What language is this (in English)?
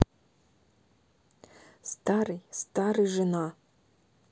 Russian